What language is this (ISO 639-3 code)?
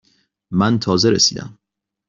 fas